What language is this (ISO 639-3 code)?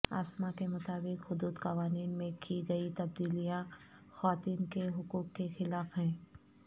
urd